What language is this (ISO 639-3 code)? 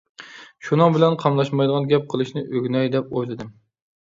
uig